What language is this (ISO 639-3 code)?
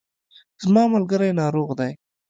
pus